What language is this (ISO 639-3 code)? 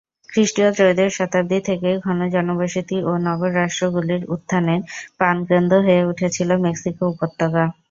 ben